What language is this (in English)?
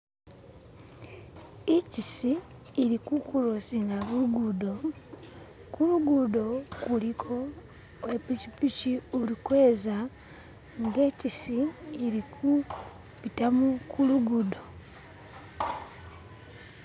Masaaba